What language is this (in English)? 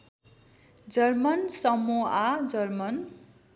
Nepali